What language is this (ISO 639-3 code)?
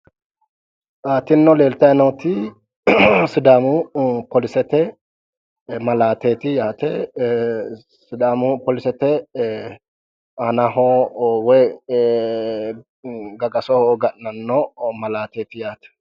sid